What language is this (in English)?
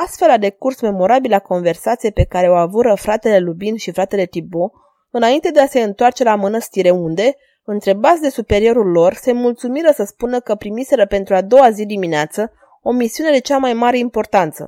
Romanian